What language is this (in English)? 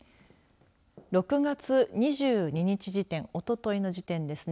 Japanese